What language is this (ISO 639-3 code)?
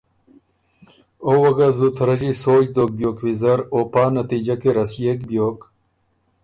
oru